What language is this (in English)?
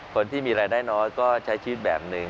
Thai